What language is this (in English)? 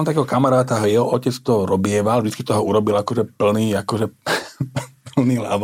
Slovak